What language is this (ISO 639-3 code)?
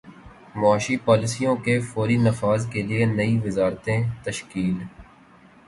urd